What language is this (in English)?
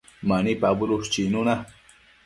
Matsés